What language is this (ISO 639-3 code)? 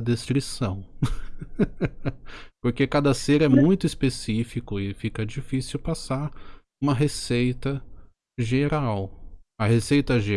por